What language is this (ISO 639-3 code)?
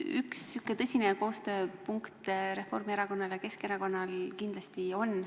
est